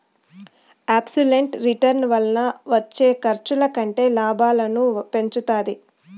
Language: Telugu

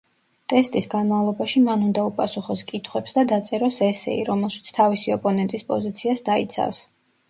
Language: Georgian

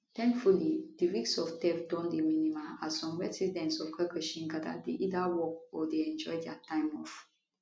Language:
Nigerian Pidgin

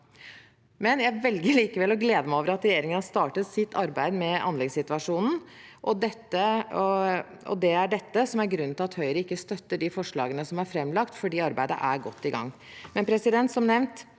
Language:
Norwegian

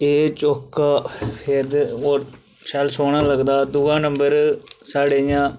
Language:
Dogri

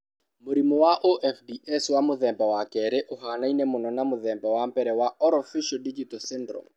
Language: Kikuyu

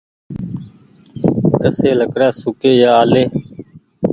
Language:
Goaria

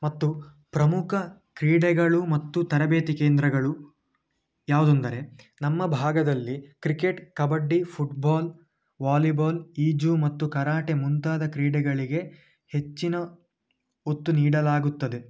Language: Kannada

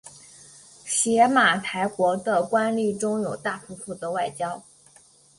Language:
Chinese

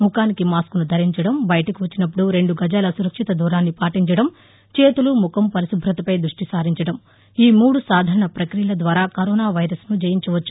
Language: Telugu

